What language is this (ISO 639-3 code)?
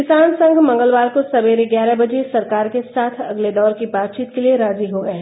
hin